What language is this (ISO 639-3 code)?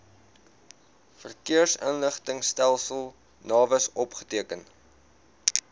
afr